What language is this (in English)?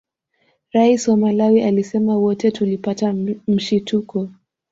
Swahili